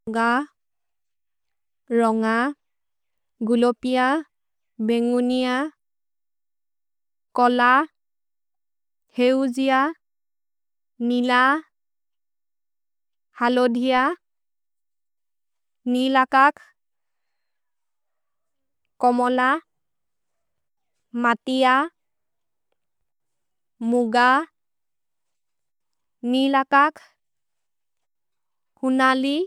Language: Maria (India)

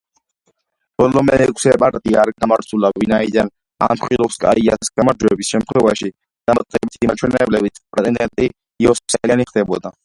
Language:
Georgian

